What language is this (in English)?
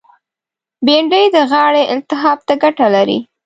Pashto